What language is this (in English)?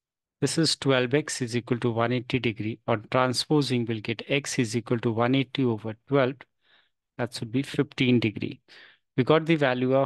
English